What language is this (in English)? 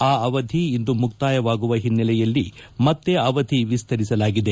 Kannada